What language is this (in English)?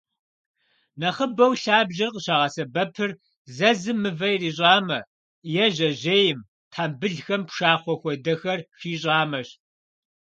Kabardian